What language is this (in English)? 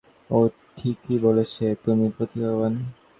Bangla